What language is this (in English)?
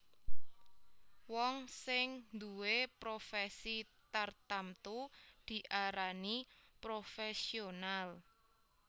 Javanese